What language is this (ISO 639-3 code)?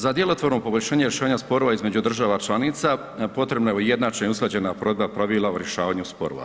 hrv